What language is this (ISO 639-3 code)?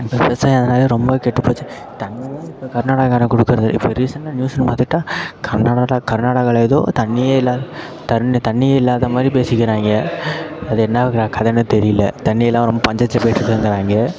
tam